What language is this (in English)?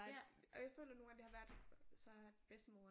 Danish